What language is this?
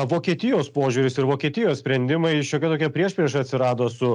Lithuanian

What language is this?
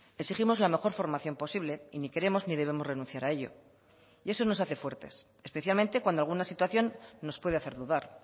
Spanish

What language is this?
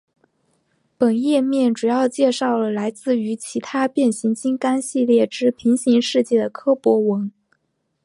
Chinese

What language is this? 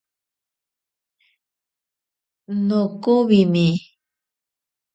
Ashéninka Perené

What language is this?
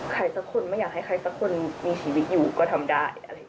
Thai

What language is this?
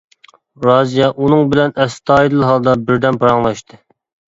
Uyghur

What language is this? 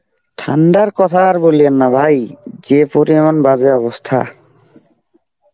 Bangla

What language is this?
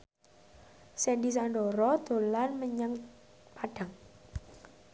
Javanese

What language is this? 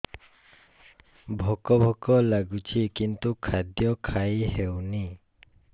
Odia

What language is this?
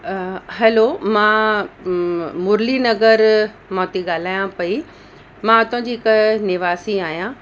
Sindhi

